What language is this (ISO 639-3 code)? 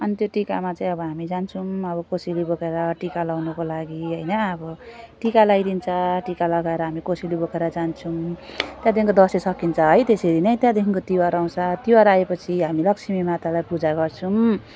nep